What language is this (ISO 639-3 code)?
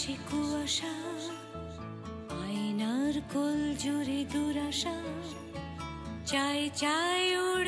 hin